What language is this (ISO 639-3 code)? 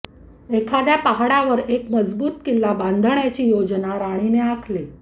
mar